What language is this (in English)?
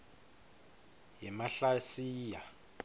Swati